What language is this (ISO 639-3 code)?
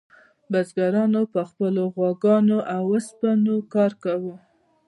pus